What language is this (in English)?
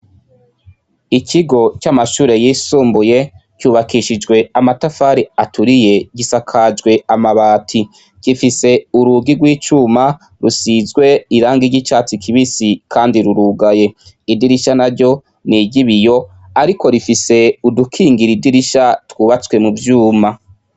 Rundi